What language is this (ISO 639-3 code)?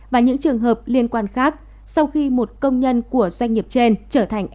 vie